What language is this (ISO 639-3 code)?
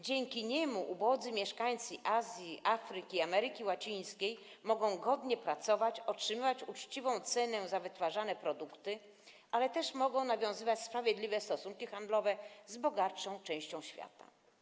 pol